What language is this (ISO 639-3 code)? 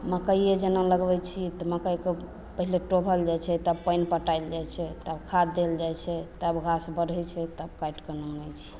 mai